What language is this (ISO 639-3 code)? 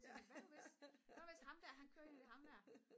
dan